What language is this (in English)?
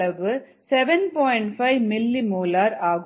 Tamil